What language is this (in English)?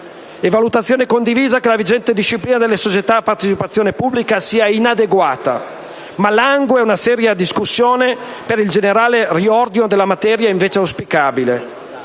Italian